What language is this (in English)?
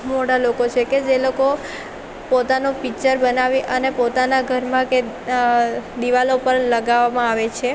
Gujarati